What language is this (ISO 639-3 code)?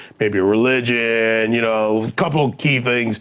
eng